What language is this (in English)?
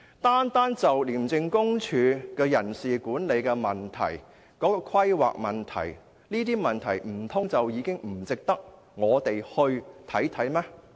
Cantonese